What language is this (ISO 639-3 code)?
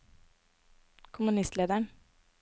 nor